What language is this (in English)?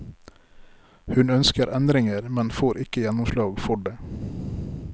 Norwegian